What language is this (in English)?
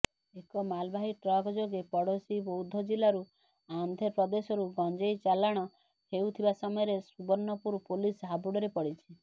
Odia